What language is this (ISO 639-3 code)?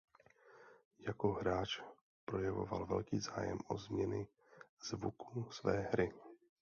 ces